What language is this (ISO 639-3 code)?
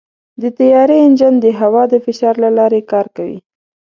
pus